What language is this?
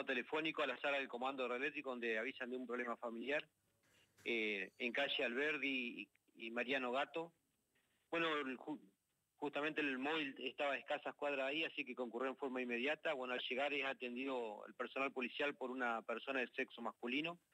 Spanish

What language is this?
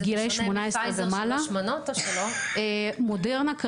Hebrew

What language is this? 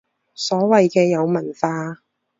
Cantonese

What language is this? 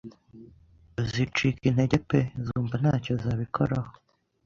Kinyarwanda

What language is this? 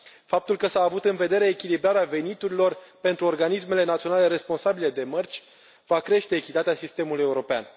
Romanian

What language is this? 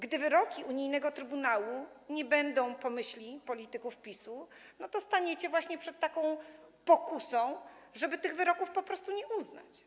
Polish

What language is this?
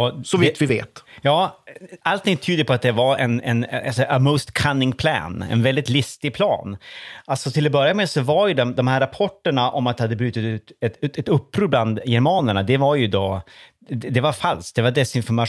Swedish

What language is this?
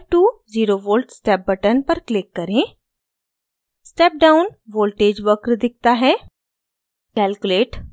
Hindi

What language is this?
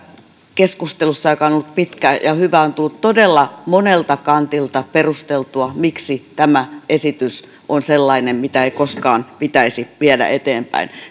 Finnish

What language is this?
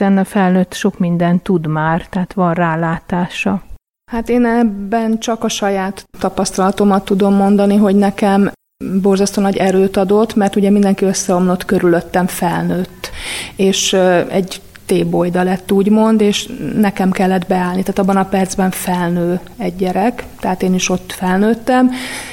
Hungarian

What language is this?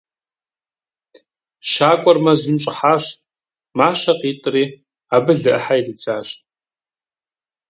Kabardian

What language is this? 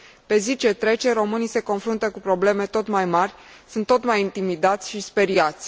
Romanian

